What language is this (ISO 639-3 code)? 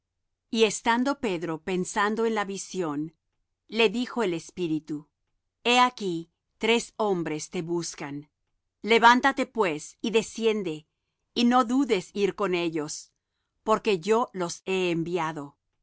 spa